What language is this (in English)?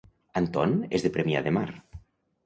Catalan